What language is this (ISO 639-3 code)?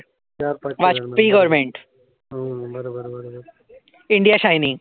mar